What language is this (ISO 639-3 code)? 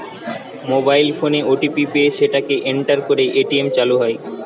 ben